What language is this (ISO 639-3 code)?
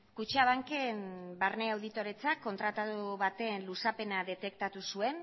eus